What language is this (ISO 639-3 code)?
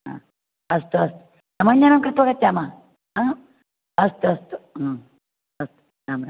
san